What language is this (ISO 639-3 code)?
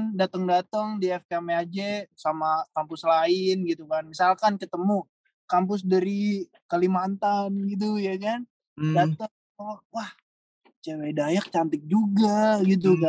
ind